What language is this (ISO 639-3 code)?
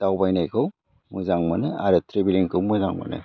brx